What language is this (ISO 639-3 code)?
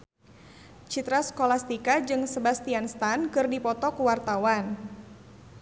sun